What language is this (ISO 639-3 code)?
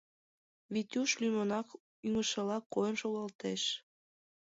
chm